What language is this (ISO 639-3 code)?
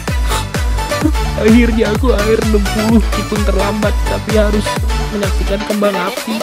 ind